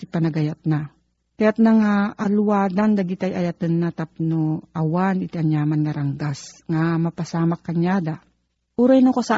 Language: Filipino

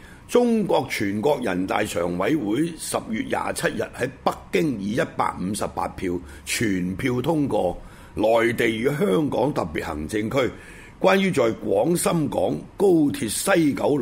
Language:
Chinese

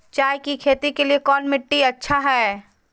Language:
Magahi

